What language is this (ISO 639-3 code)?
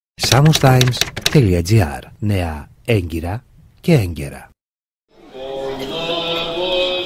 ell